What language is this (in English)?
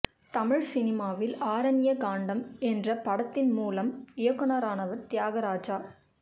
Tamil